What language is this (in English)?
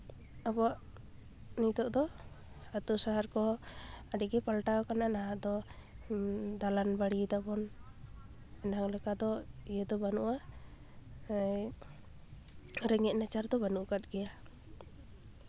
Santali